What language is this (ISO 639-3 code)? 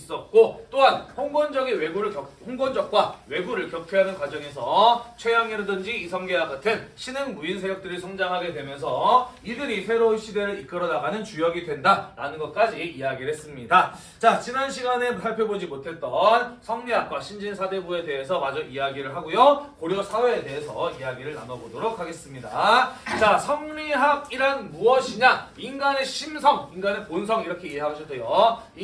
kor